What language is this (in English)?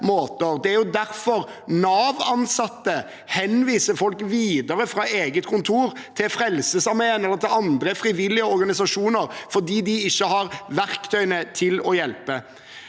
Norwegian